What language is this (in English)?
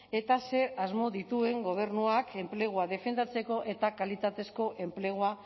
Basque